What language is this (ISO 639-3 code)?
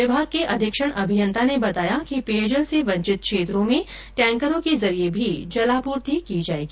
hin